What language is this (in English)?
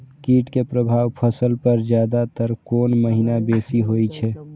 Maithili